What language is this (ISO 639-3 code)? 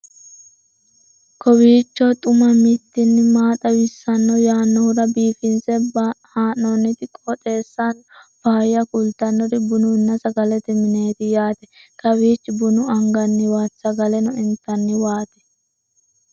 sid